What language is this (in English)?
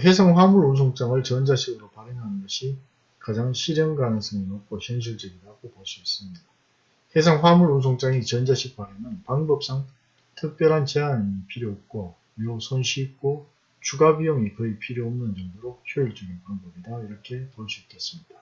Korean